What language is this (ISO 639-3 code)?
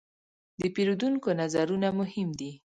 pus